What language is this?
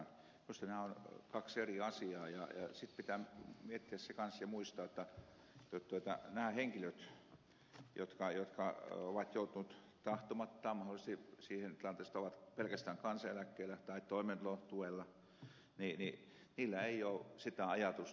Finnish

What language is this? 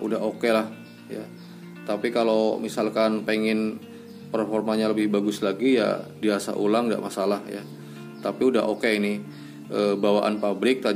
Indonesian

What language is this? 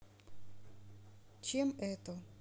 Russian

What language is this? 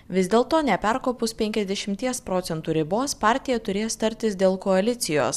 Lithuanian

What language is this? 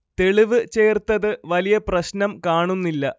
Malayalam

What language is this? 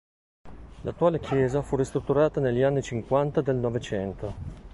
Italian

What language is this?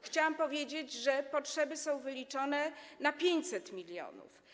Polish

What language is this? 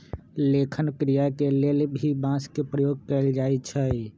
Magahi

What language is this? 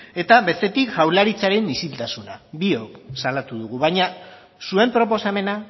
Basque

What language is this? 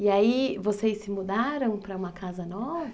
Portuguese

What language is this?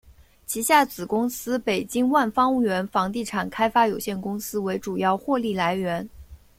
Chinese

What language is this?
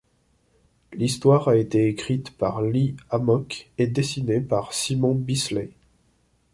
French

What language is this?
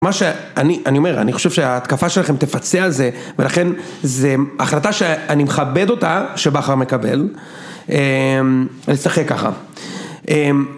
Hebrew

